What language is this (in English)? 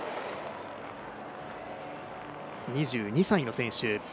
Japanese